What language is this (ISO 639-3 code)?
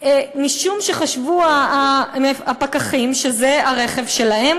heb